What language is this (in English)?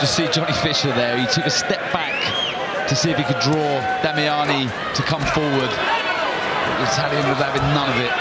English